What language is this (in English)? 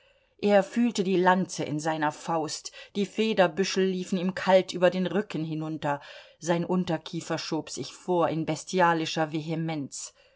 German